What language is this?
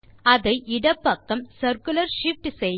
Tamil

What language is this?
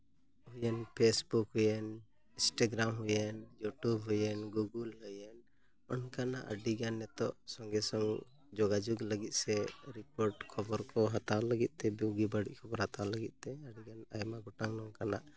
Santali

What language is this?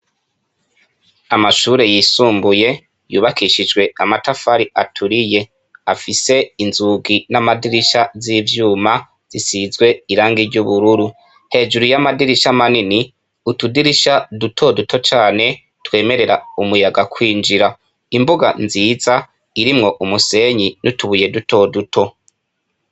Rundi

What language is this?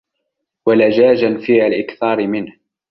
Arabic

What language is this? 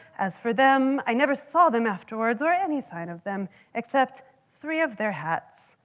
English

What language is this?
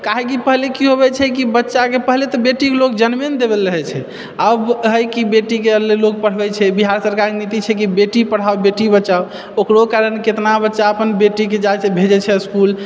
Maithili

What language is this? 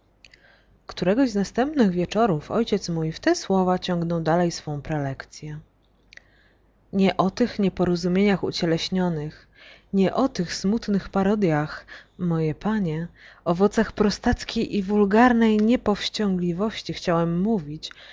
Polish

